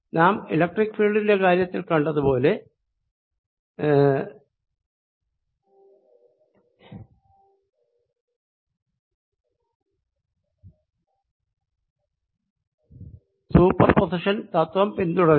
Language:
Malayalam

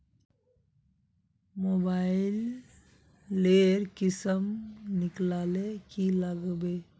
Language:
Magahi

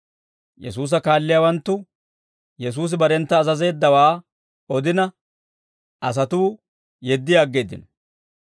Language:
Dawro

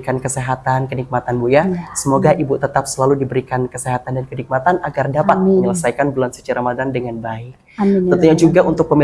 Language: Indonesian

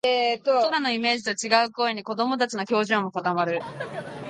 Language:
Japanese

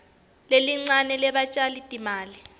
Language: Swati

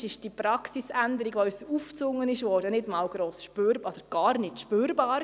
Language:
Swiss German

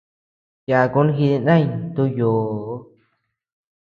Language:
Tepeuxila Cuicatec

